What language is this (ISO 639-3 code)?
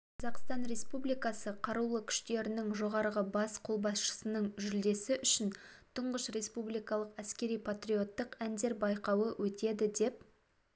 kaz